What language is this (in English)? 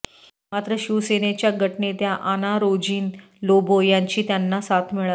Marathi